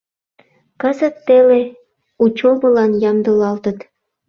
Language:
Mari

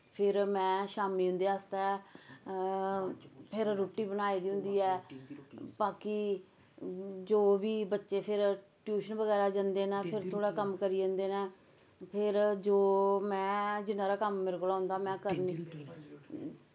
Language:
Dogri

